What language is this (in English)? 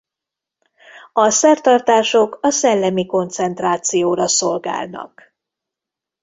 Hungarian